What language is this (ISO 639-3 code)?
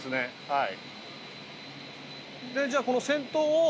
jpn